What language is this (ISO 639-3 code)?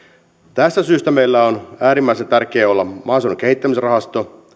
fin